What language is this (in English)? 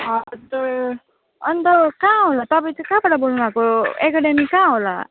Nepali